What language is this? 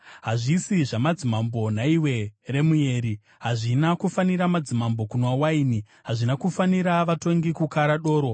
Shona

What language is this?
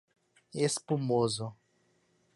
Portuguese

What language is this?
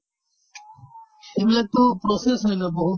Assamese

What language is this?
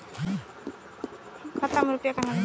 Maithili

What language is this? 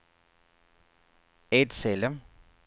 Swedish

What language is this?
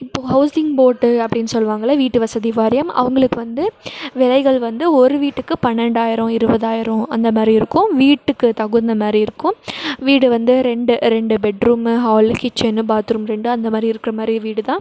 Tamil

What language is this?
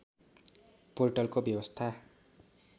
Nepali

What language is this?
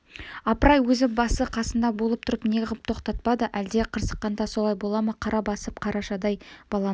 Kazakh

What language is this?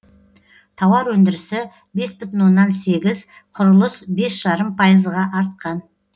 Kazakh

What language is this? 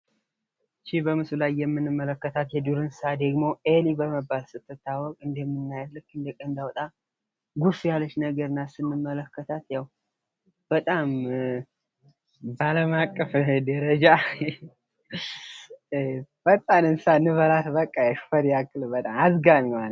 Amharic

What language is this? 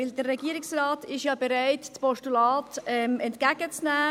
Swiss German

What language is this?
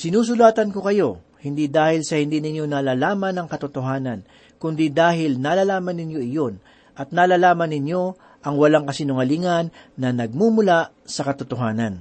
Filipino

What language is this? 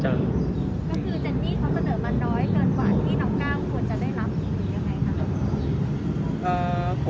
Thai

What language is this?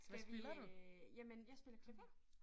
Danish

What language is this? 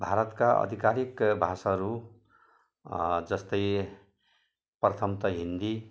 Nepali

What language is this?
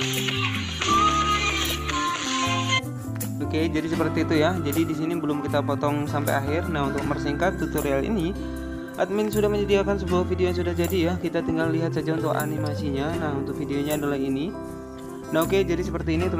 Indonesian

